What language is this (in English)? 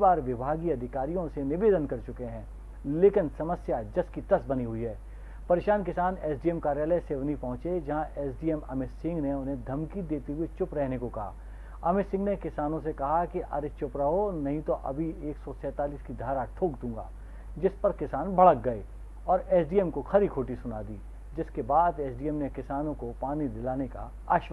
Hindi